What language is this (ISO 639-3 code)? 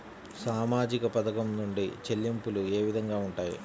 tel